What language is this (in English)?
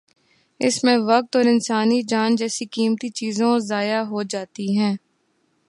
Urdu